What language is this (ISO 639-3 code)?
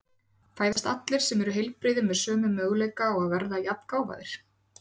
isl